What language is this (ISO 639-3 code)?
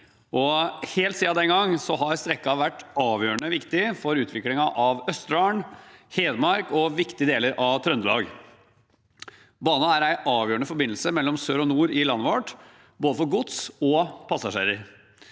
nor